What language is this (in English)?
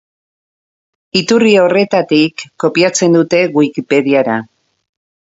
Basque